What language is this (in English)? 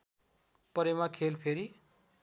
Nepali